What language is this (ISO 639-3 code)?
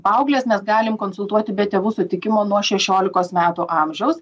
lit